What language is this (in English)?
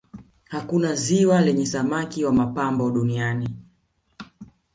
Swahili